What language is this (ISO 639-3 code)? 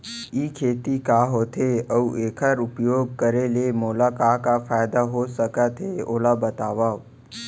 hne